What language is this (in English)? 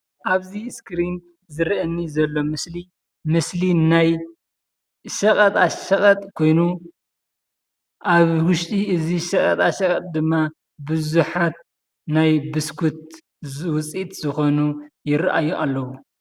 Tigrinya